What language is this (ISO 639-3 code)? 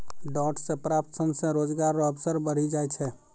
mai